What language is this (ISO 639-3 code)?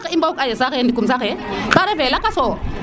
srr